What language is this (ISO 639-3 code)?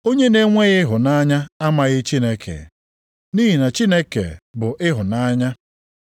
ibo